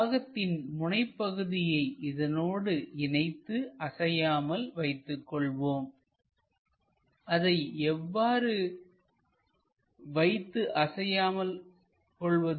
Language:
Tamil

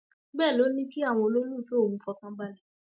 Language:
Yoruba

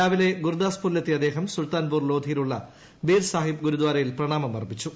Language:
Malayalam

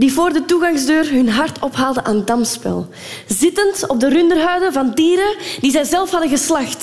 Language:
Dutch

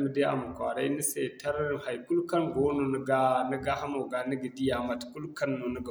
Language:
Zarma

